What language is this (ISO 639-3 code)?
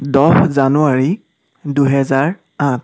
asm